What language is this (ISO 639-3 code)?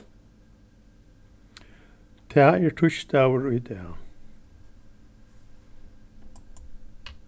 fao